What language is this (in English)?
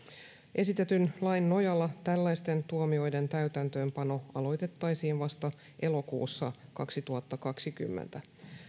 Finnish